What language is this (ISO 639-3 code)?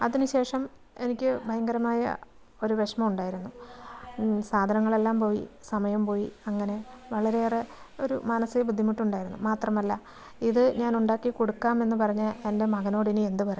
mal